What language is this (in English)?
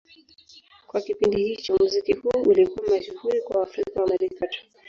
Swahili